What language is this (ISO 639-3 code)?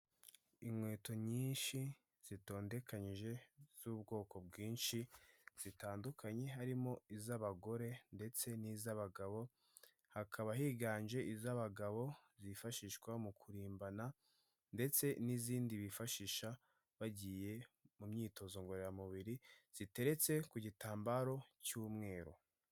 kin